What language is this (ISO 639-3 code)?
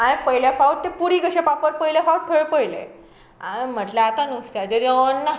kok